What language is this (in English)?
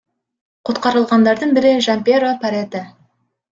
Kyrgyz